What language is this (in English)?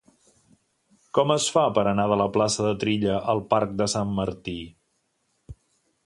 Catalan